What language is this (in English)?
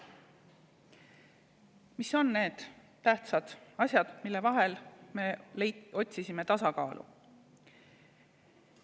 Estonian